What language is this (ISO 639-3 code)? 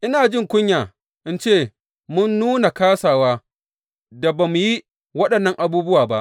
hau